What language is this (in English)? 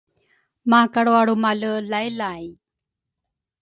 Rukai